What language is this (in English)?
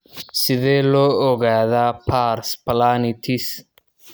Somali